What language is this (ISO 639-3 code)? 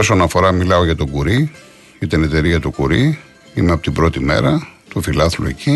ell